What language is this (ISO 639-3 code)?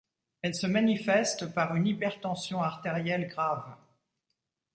fra